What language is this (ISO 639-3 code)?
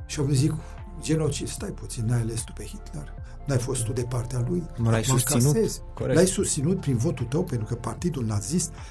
ron